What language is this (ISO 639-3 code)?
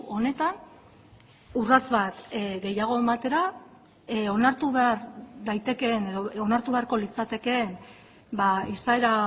eus